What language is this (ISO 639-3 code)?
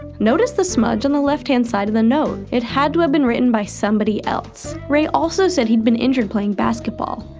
eng